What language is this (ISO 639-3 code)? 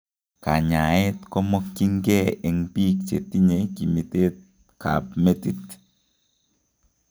kln